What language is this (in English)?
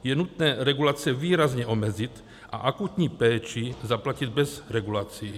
Czech